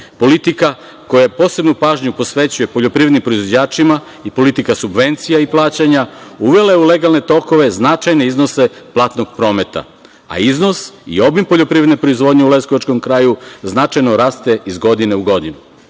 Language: Serbian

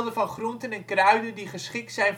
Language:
Dutch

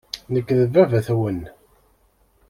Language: Kabyle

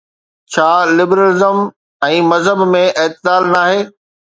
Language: Sindhi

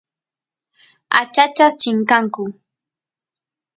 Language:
Santiago del Estero Quichua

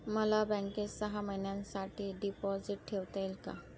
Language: Marathi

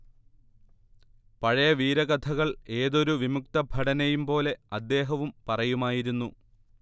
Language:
Malayalam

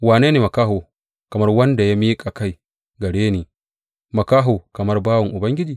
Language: Hausa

